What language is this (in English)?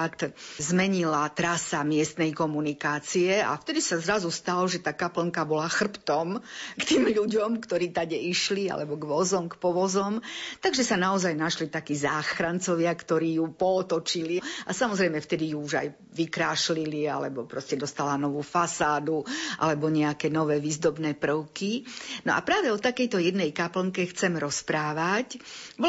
Slovak